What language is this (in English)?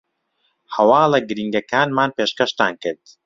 Central Kurdish